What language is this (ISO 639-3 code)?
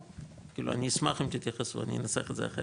heb